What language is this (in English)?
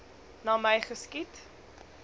Afrikaans